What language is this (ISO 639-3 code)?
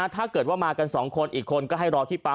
tha